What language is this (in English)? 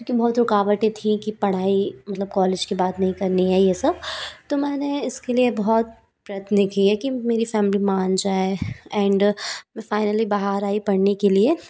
Hindi